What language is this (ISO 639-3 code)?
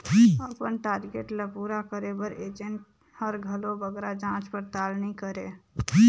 hne